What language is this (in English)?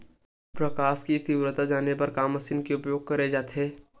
Chhattisgarhi